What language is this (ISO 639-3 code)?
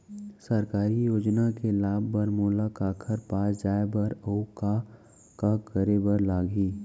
hne